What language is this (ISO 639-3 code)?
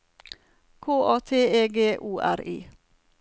nor